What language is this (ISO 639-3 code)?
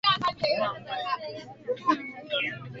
swa